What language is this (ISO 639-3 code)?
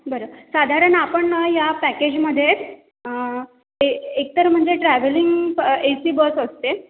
mar